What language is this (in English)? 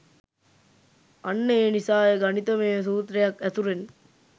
Sinhala